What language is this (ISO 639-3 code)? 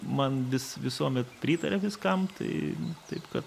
lit